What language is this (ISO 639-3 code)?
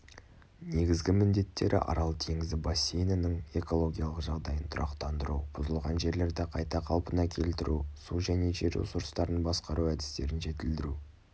kaz